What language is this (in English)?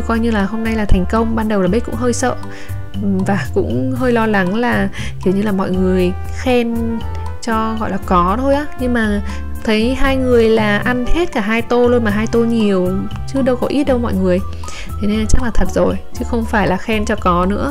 Vietnamese